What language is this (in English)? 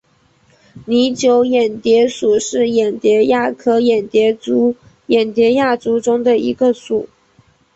Chinese